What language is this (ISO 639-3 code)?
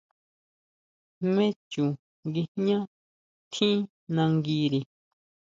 mau